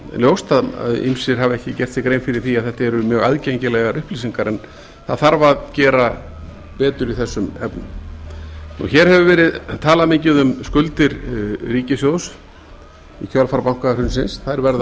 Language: Icelandic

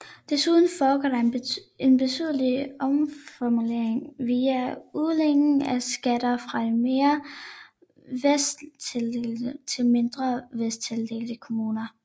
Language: Danish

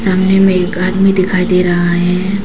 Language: Hindi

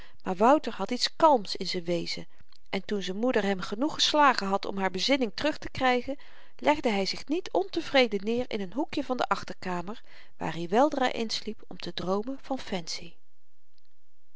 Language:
Dutch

